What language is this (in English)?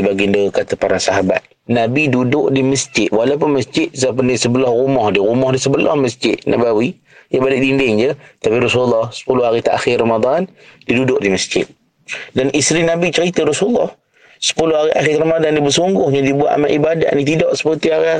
Malay